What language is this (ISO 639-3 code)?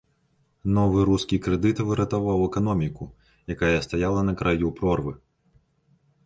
bel